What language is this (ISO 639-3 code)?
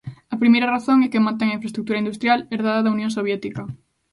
glg